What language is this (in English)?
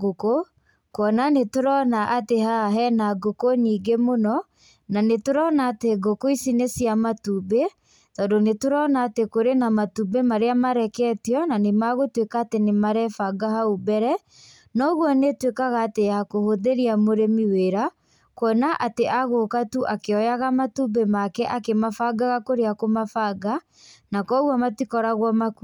Kikuyu